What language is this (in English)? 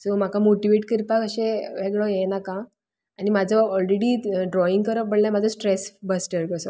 Konkani